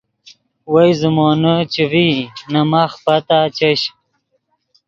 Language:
Yidgha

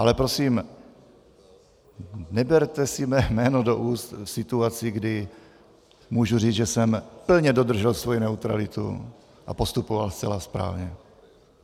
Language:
Czech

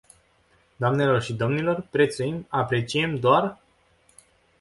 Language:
Romanian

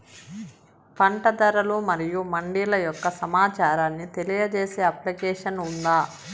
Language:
Telugu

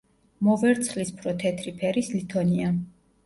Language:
Georgian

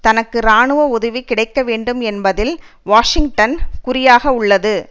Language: Tamil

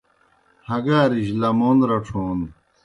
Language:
Kohistani Shina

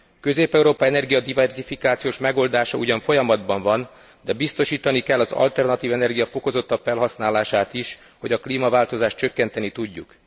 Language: Hungarian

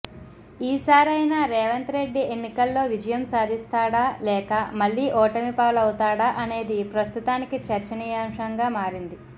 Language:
Telugu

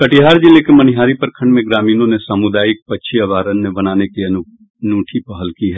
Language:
Hindi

